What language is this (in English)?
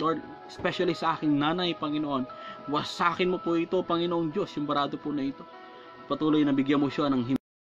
Filipino